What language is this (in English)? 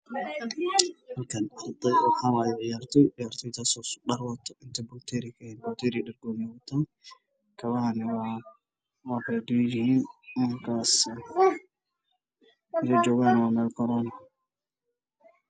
Somali